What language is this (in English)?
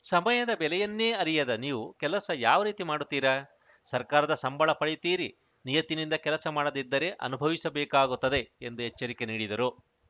Kannada